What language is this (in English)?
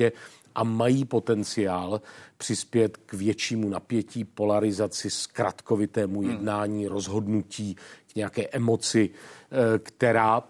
Czech